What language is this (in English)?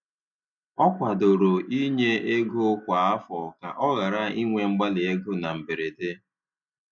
Igbo